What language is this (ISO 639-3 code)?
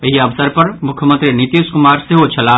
mai